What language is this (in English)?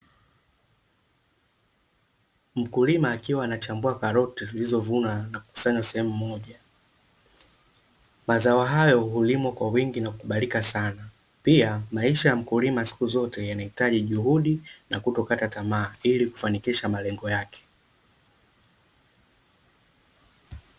Swahili